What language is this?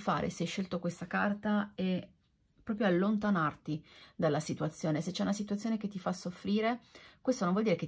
Italian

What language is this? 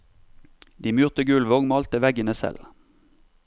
Norwegian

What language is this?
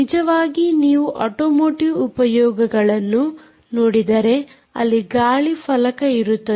Kannada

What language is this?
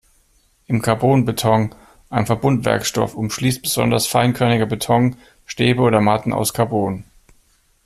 German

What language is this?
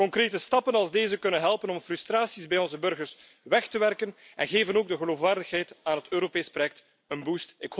Dutch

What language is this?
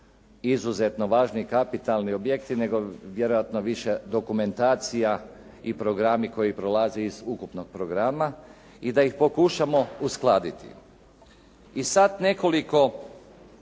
Croatian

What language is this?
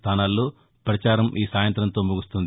Telugu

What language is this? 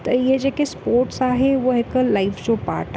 Sindhi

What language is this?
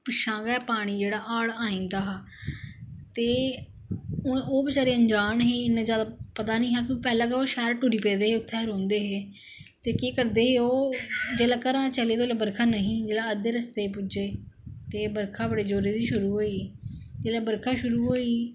Dogri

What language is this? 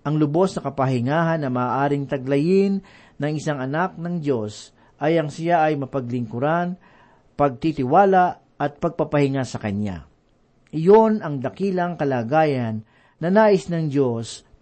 Filipino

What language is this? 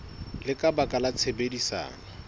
Southern Sotho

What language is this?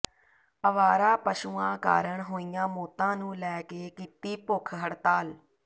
Punjabi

